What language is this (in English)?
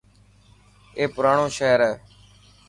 Dhatki